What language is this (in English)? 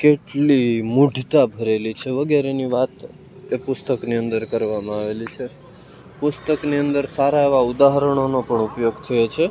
Gujarati